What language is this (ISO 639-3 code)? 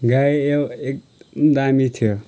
nep